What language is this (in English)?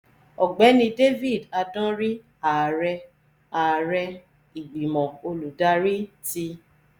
Yoruba